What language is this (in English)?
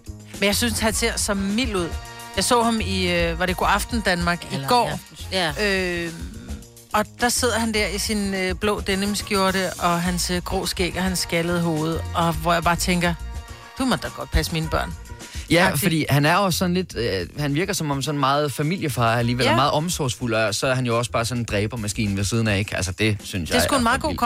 Danish